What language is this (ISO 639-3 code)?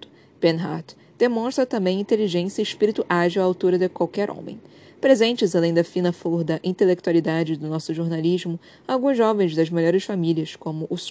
por